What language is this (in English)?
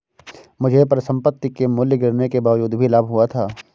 Hindi